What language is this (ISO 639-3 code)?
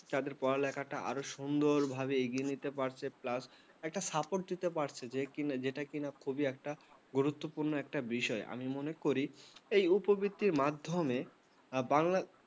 ben